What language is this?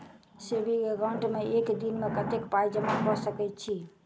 Maithili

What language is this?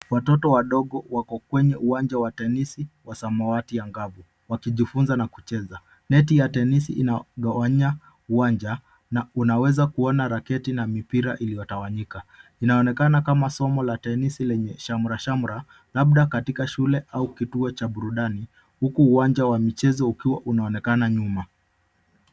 Swahili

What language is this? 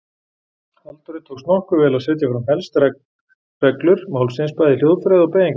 Icelandic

